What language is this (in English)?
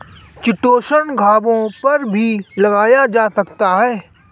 Hindi